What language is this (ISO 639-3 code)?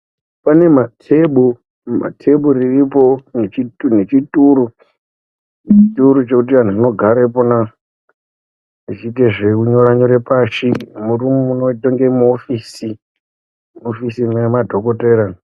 ndc